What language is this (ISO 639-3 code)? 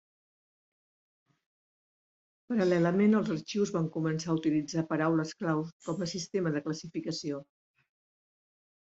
cat